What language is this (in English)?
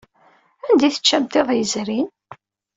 Kabyle